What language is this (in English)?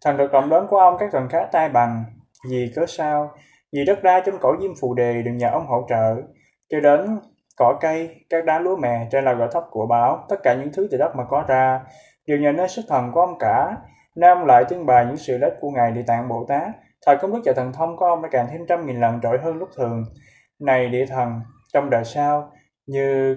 Vietnamese